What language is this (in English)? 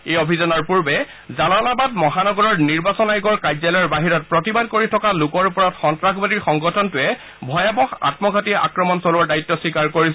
Assamese